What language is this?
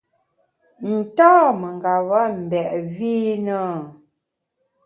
Bamun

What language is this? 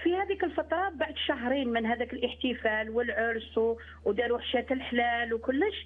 Arabic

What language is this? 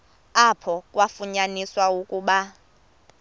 Xhosa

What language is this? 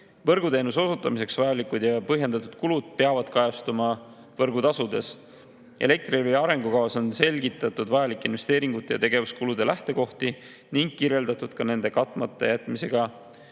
Estonian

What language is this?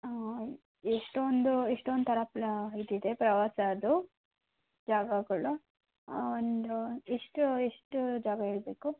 Kannada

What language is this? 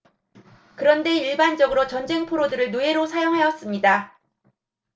Korean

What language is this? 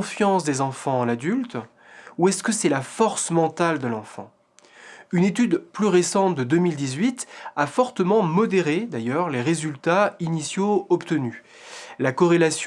French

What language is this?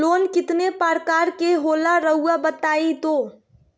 Magahi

